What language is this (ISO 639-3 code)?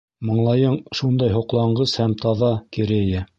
bak